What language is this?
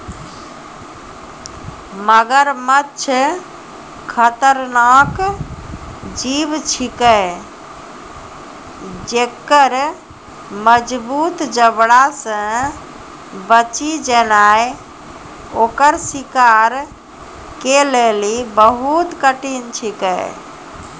Maithili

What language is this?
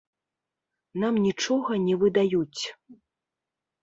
Belarusian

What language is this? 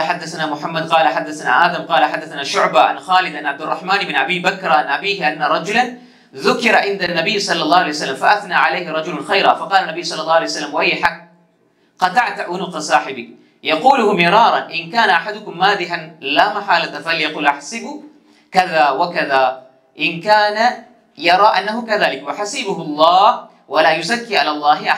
Arabic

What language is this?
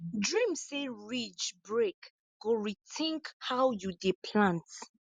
Nigerian Pidgin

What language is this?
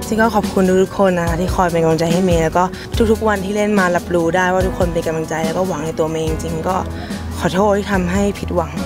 Thai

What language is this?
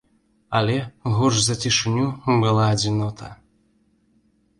Belarusian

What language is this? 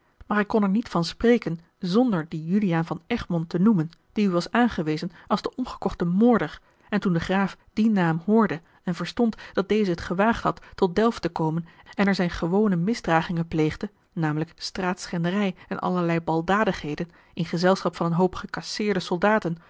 Dutch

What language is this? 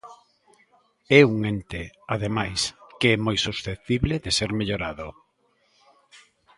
Galician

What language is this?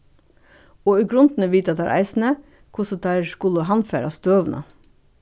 Faroese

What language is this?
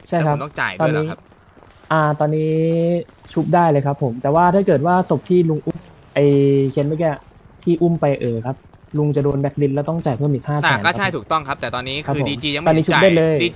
Thai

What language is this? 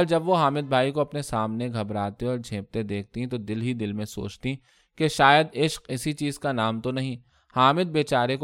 Urdu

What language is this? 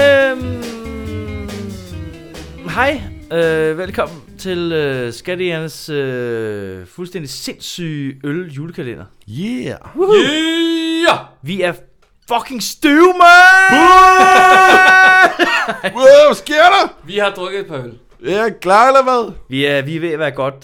Danish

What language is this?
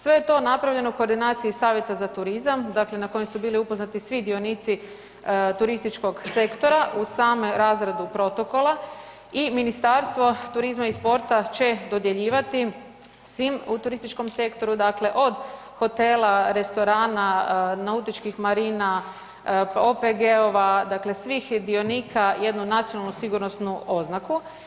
Croatian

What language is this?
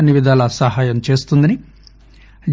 Telugu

